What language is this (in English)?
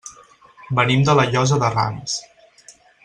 Catalan